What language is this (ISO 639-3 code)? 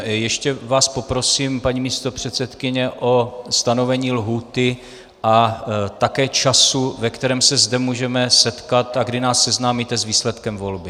ces